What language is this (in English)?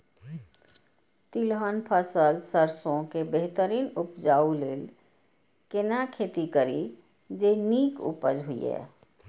Maithili